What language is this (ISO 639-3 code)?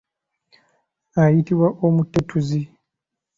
lug